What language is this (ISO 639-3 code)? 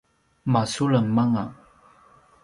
pwn